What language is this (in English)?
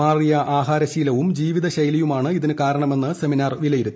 Malayalam